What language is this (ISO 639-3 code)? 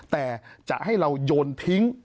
tha